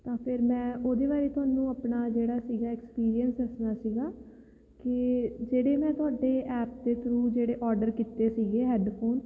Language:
Punjabi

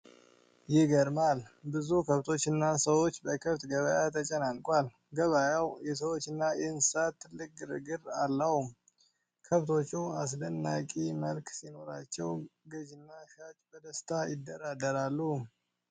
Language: Amharic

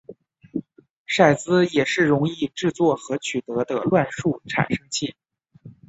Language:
Chinese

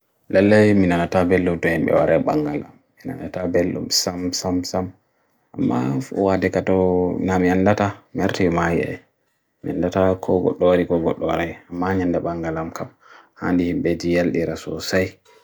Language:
Bagirmi Fulfulde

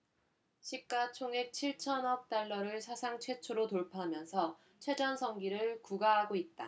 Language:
Korean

